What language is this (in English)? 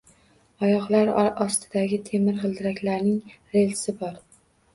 Uzbek